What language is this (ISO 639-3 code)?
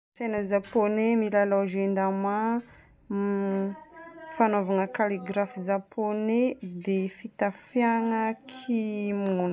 bmm